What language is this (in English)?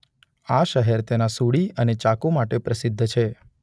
Gujarati